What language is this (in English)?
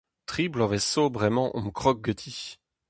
Breton